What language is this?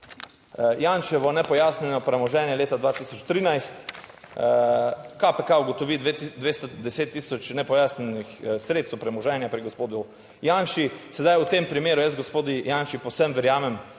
Slovenian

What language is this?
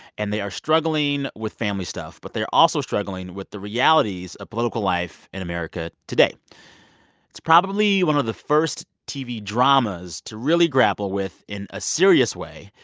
English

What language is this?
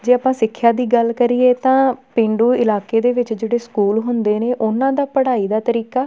Punjabi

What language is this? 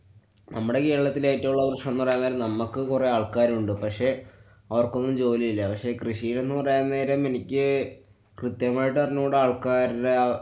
Malayalam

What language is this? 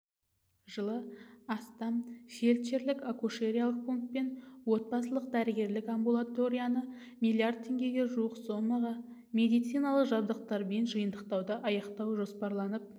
Kazakh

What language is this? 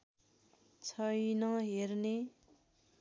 Nepali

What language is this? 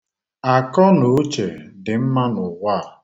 Igbo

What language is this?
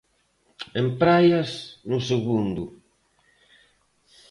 Galician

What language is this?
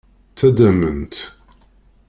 Kabyle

